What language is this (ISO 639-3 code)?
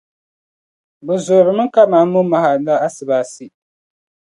dag